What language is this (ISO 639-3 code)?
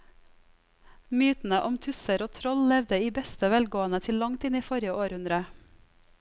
nor